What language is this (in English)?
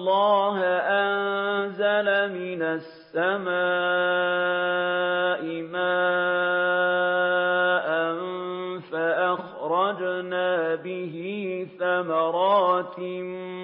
Arabic